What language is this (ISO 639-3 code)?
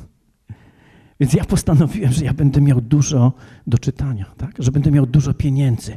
pol